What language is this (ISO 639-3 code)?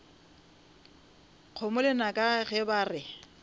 nso